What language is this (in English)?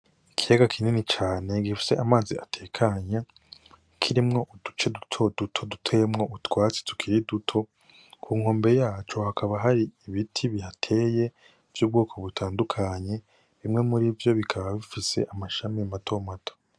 Rundi